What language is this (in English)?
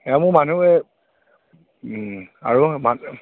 Assamese